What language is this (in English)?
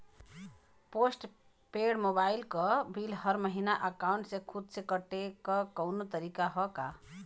Bhojpuri